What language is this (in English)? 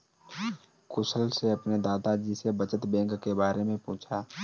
Hindi